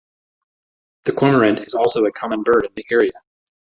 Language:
English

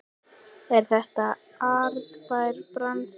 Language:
Icelandic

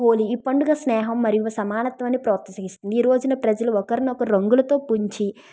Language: Telugu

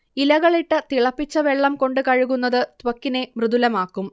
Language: Malayalam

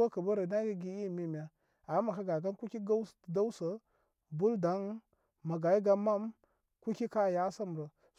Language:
Koma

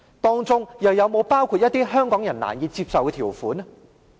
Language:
Cantonese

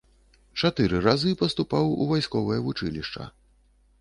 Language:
Belarusian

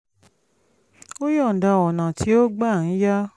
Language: Yoruba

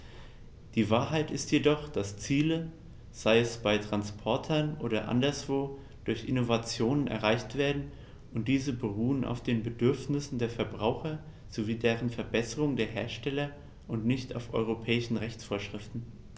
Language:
German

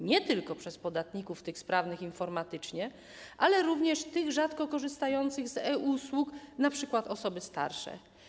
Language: Polish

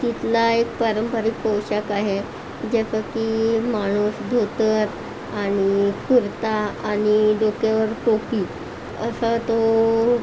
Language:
Marathi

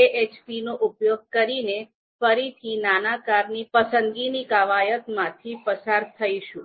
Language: Gujarati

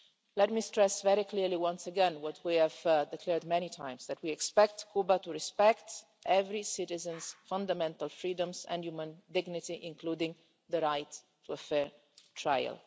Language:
English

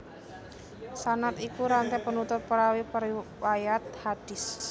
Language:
Javanese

